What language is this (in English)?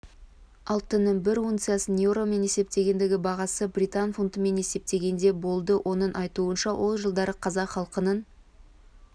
Kazakh